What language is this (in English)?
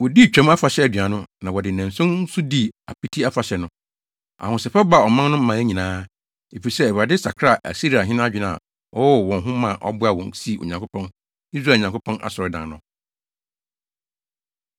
Akan